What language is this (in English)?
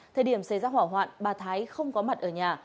Vietnamese